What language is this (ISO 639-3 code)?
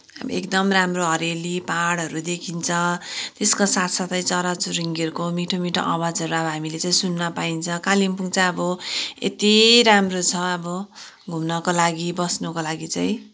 nep